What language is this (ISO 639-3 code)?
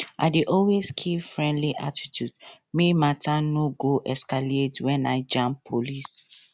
pcm